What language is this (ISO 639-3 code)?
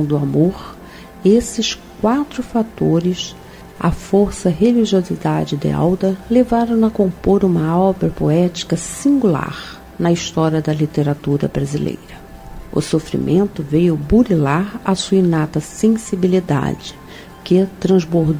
por